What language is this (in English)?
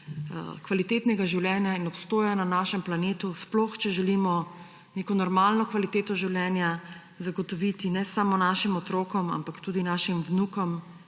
Slovenian